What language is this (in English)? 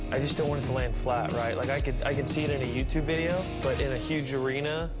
English